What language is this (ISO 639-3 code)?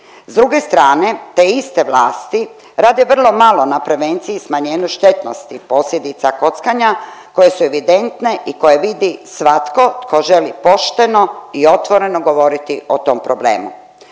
hrv